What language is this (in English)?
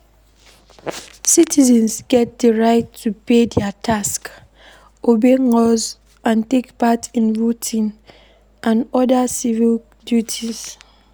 Nigerian Pidgin